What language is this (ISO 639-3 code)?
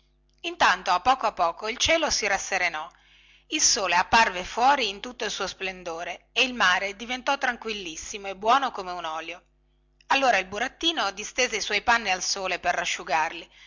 ita